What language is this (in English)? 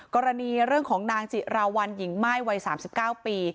Thai